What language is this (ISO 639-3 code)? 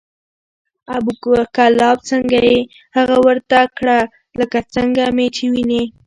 pus